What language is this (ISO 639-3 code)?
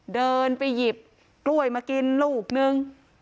tha